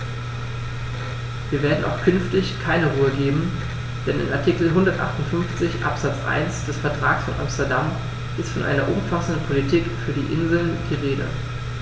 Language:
German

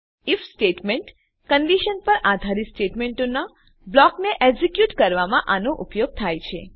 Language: Gujarati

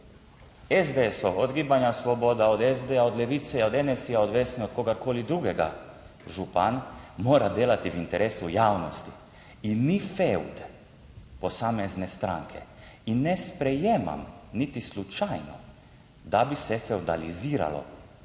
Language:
Slovenian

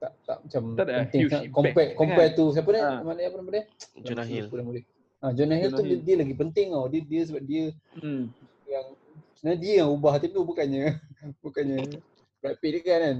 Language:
Malay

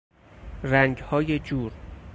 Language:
Persian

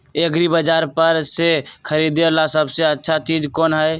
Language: Magahi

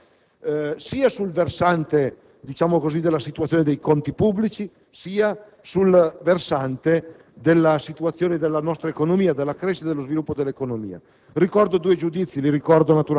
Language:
Italian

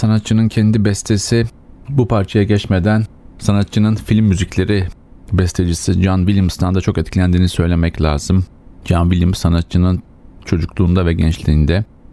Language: Turkish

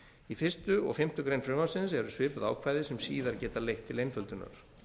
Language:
Icelandic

